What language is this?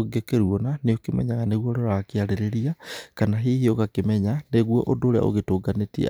Kikuyu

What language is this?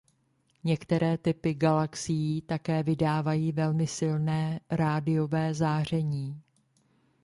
Czech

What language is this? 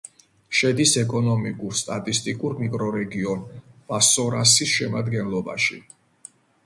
Georgian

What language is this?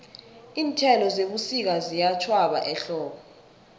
South Ndebele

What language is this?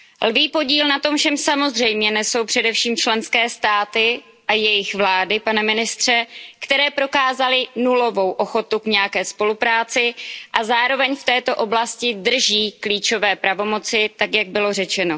Czech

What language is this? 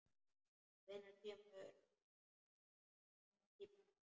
Icelandic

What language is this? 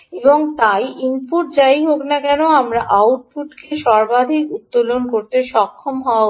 Bangla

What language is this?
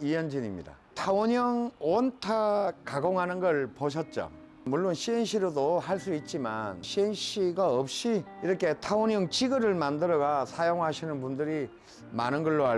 Korean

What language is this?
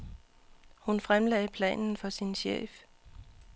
Danish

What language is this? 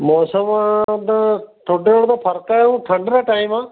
Punjabi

